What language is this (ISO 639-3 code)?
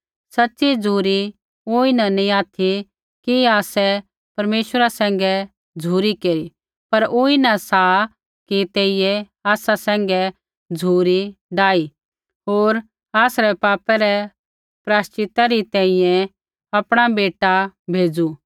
kfx